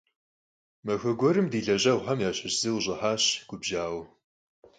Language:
Kabardian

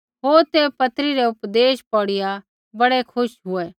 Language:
Kullu Pahari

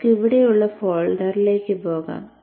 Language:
Malayalam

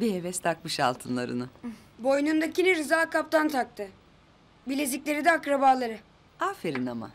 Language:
Turkish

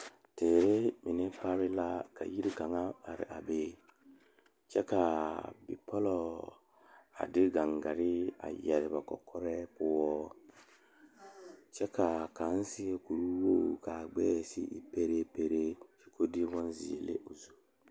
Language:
Southern Dagaare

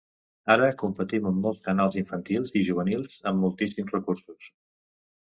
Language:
Catalan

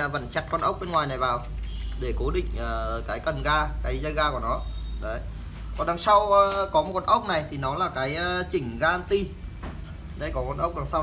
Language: Vietnamese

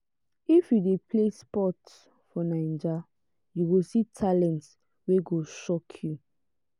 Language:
Nigerian Pidgin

